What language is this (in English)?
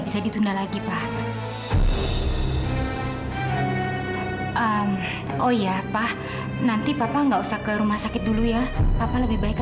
Indonesian